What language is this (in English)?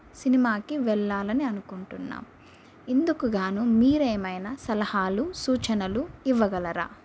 Telugu